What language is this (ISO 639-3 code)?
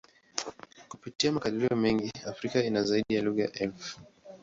swa